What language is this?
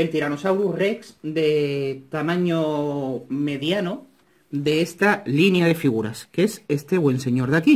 Spanish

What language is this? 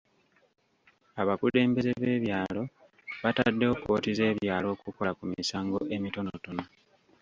Ganda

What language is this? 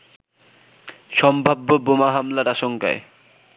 Bangla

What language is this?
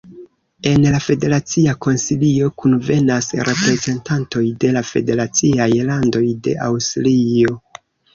Esperanto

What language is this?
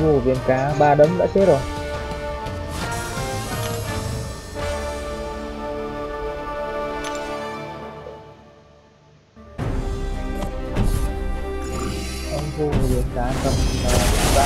Vietnamese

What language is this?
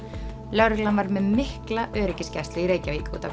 Icelandic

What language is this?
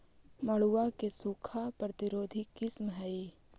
Magahi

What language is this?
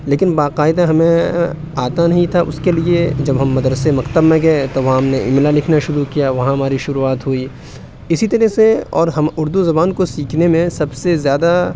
Urdu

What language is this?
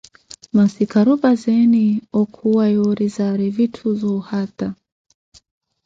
Koti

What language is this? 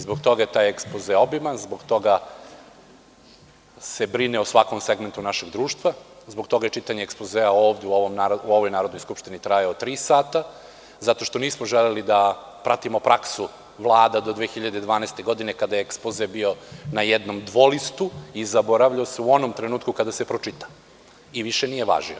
Serbian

